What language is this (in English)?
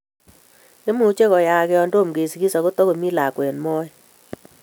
Kalenjin